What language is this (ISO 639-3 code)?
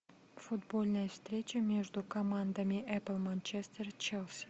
rus